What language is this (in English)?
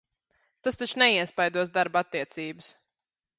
Latvian